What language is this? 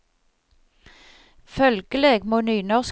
Norwegian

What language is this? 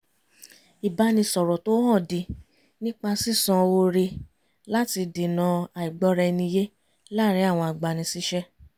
Yoruba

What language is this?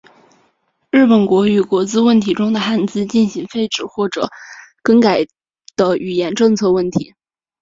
Chinese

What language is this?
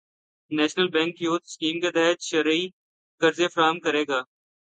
Urdu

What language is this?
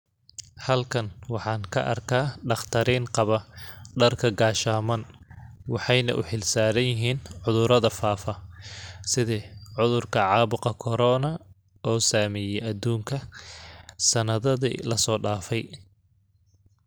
Somali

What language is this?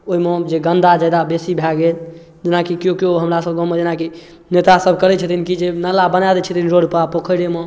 Maithili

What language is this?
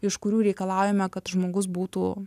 Lithuanian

